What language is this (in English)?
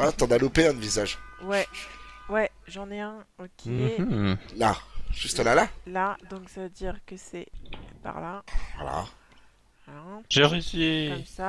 French